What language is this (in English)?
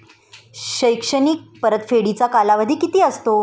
Marathi